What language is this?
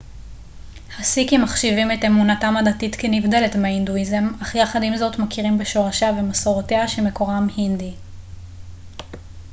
Hebrew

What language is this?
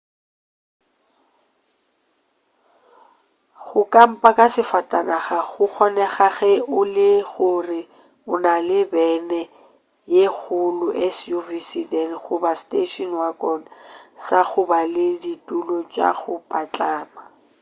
Northern Sotho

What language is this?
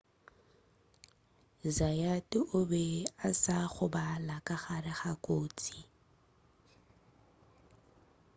Northern Sotho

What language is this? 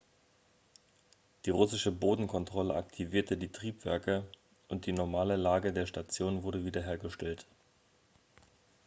German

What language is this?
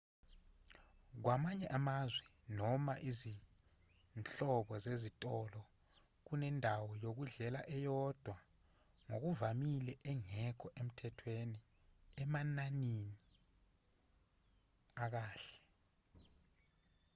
Zulu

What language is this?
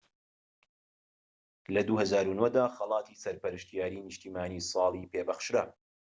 Central Kurdish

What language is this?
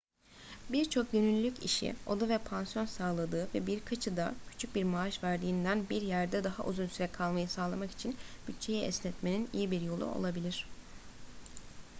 Turkish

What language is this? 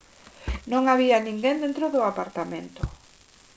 Galician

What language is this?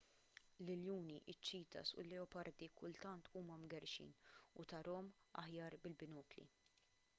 Maltese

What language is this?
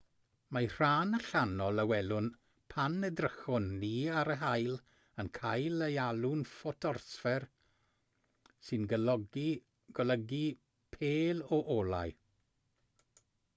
Welsh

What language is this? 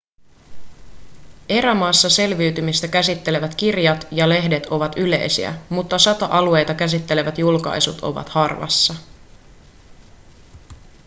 Finnish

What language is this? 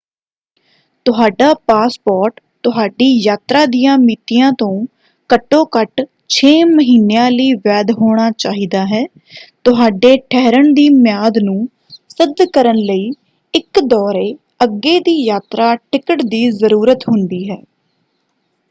Punjabi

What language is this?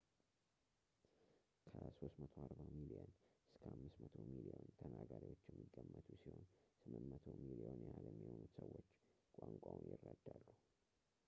Amharic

